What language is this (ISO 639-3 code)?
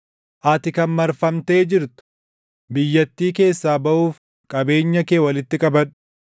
orm